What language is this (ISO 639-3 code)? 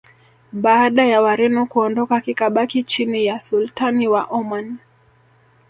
swa